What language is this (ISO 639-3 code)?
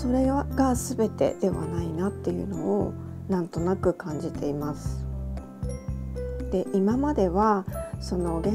jpn